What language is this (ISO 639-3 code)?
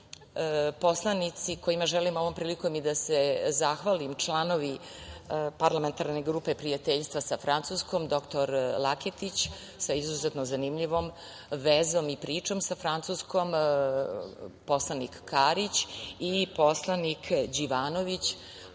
srp